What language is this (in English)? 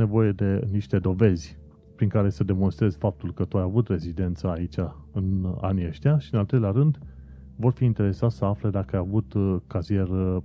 Romanian